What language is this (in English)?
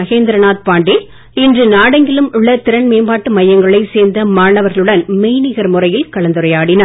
Tamil